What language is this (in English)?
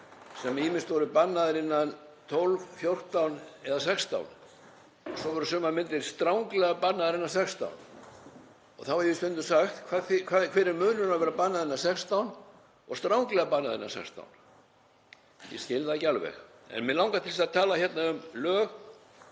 Icelandic